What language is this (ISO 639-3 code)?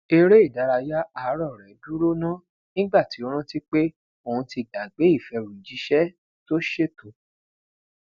yor